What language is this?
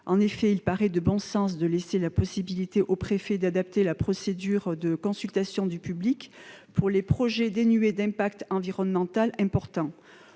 French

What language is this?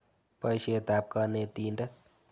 Kalenjin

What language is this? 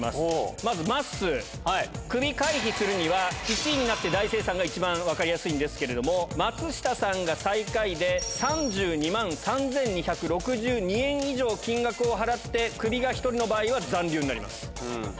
Japanese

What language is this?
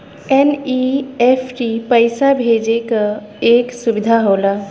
Bhojpuri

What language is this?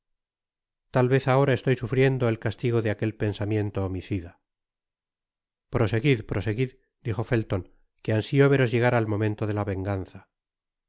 Spanish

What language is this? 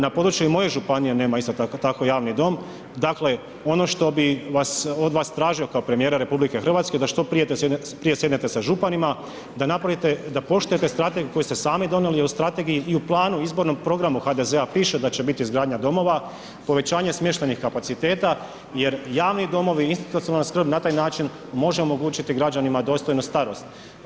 Croatian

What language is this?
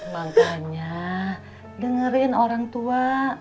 Indonesian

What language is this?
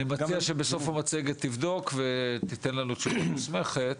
Hebrew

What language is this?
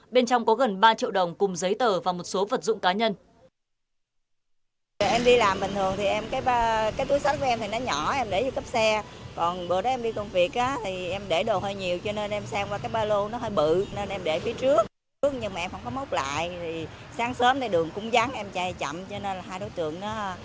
Vietnamese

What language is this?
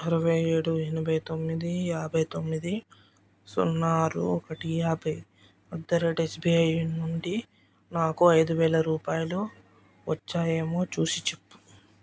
Telugu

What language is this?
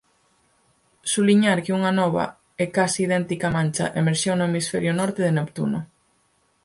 Galician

